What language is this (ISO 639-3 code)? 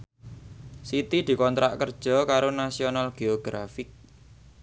jav